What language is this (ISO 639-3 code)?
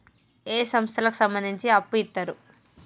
tel